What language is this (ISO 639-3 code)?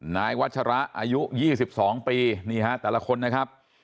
tha